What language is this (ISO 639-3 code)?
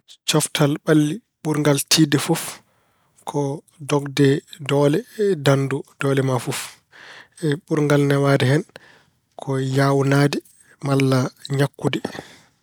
ful